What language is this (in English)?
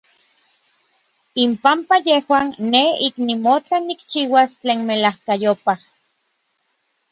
Orizaba Nahuatl